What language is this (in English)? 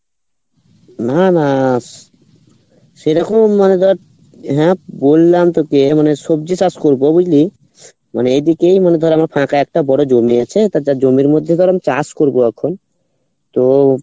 Bangla